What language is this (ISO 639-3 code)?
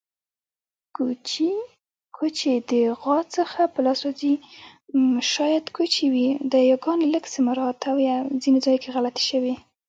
pus